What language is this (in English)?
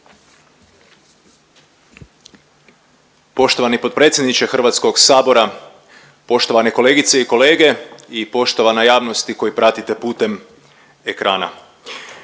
Croatian